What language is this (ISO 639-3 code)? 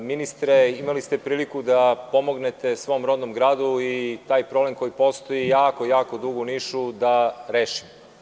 srp